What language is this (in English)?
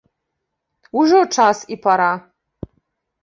Belarusian